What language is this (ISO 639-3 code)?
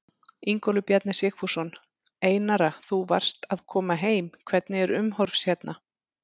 isl